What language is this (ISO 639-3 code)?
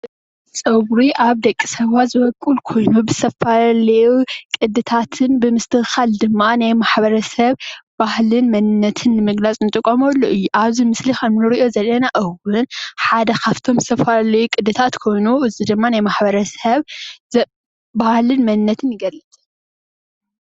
tir